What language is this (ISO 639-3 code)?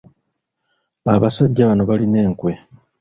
lug